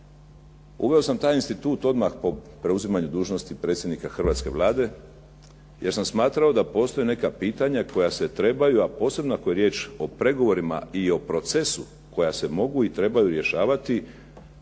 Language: Croatian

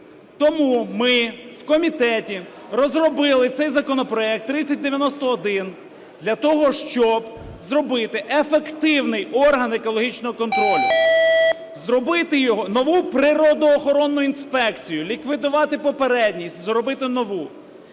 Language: Ukrainian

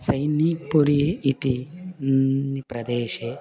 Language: Sanskrit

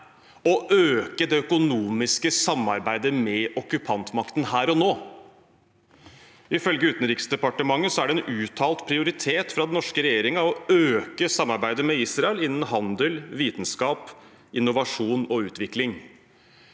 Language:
Norwegian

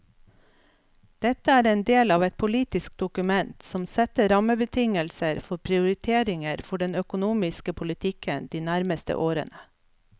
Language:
Norwegian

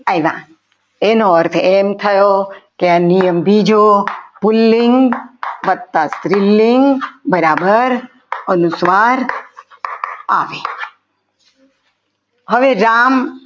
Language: Gujarati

